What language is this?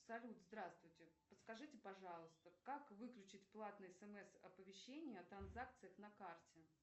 Russian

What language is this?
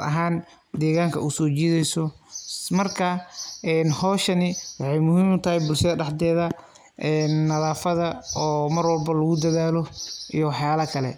Somali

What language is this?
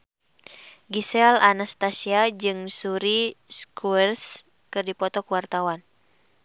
Sundanese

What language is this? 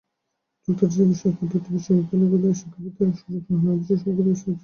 Bangla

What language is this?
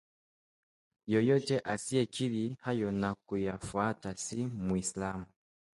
Swahili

